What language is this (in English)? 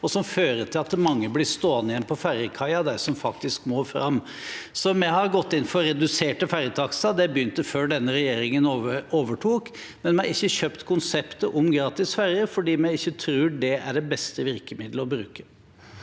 Norwegian